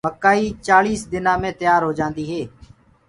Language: Gurgula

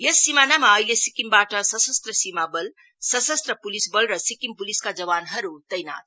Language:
Nepali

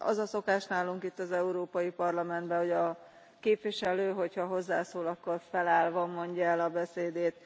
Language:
Hungarian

